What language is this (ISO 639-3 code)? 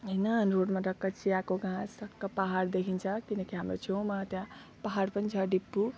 nep